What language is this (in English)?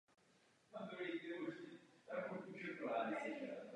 Czech